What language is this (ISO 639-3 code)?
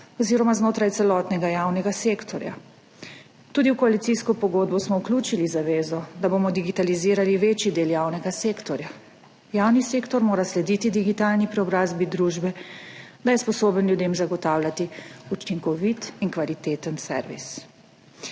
slv